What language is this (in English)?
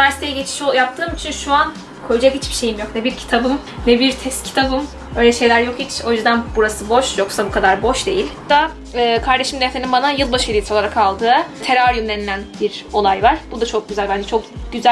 Turkish